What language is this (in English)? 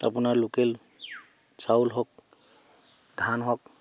Assamese